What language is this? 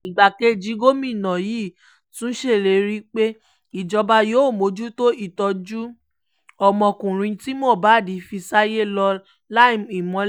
Yoruba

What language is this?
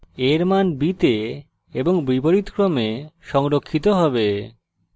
Bangla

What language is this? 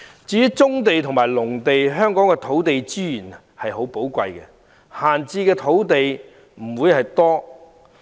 Cantonese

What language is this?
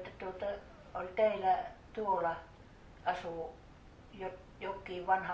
Finnish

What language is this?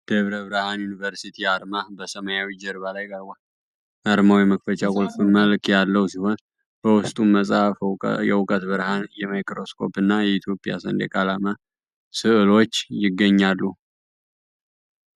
Amharic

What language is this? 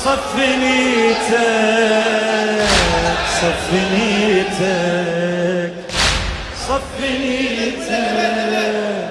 Arabic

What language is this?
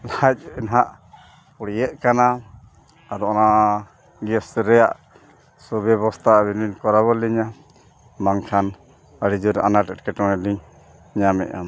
Santali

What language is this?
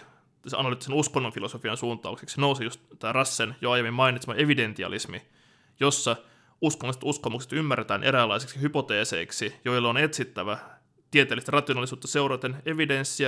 Finnish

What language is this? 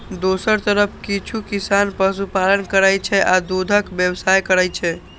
Maithili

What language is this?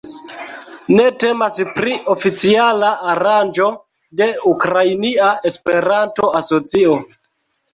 Esperanto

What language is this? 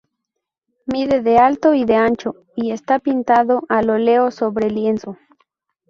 Spanish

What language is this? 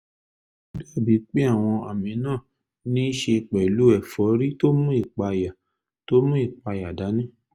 Yoruba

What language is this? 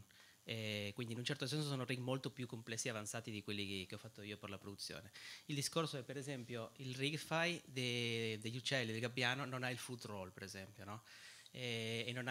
Italian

